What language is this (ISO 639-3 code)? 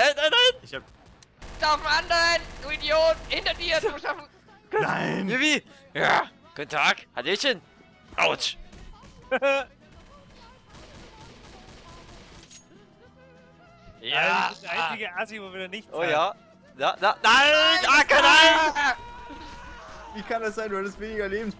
deu